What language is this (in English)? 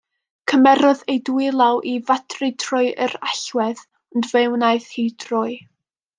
Welsh